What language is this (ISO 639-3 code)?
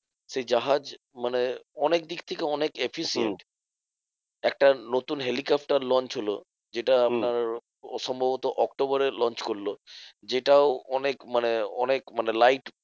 ben